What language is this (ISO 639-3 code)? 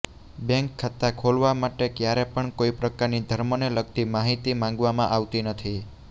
guj